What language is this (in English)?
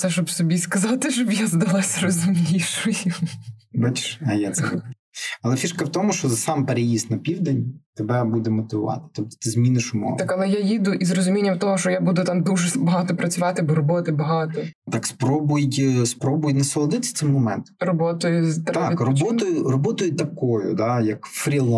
Ukrainian